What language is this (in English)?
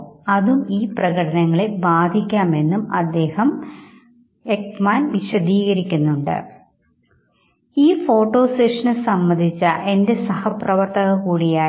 Malayalam